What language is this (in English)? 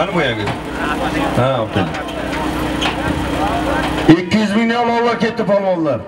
Turkish